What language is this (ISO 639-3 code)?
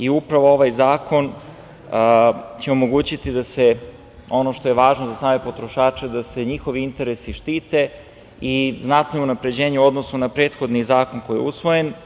srp